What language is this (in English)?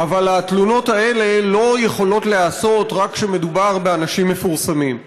Hebrew